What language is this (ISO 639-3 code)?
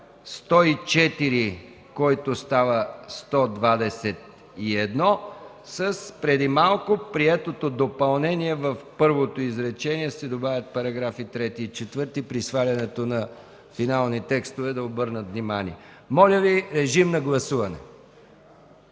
bul